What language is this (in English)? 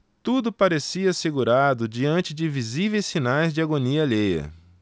Portuguese